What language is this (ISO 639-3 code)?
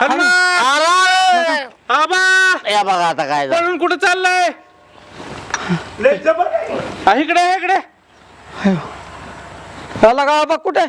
ind